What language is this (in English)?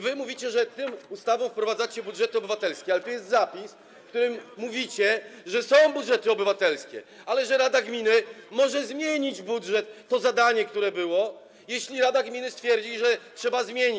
Polish